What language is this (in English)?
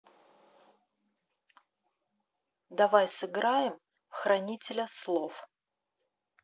Russian